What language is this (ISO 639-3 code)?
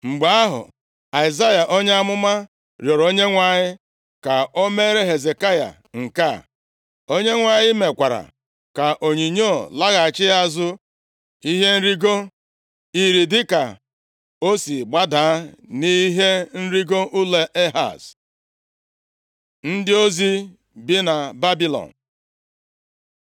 ibo